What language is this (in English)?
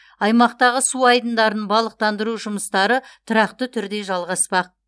Kazakh